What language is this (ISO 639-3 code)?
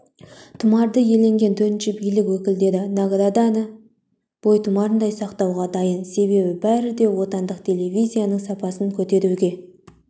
kaz